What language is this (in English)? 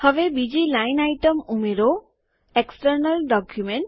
Gujarati